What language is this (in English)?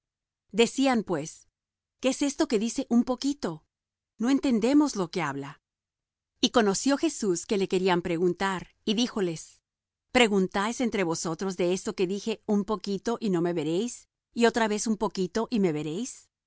Spanish